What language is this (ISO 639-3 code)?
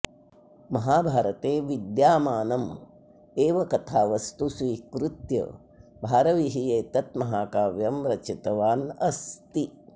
san